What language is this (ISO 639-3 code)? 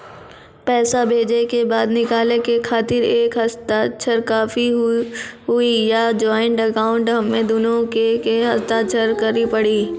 mai